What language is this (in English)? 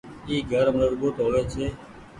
Goaria